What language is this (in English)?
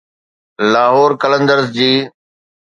Sindhi